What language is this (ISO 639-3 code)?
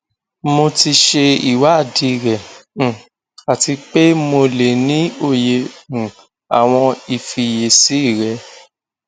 yor